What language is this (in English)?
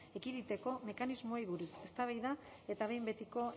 Basque